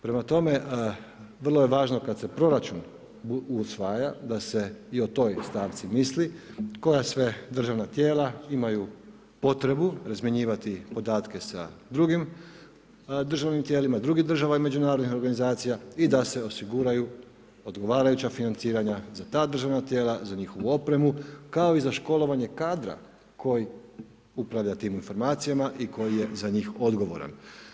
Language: Croatian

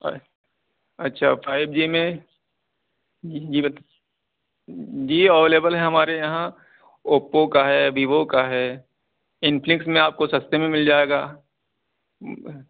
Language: Urdu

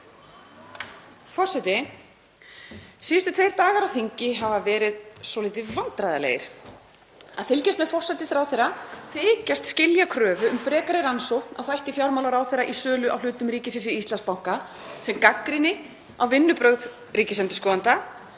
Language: Icelandic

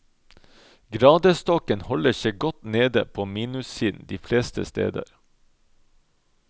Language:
Norwegian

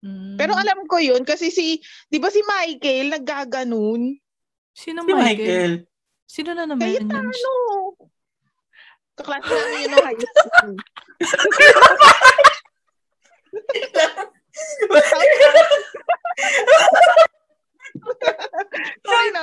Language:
Filipino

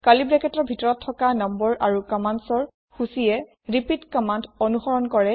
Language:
Assamese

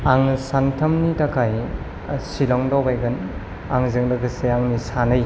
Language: Bodo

